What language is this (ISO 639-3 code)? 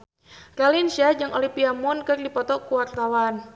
sun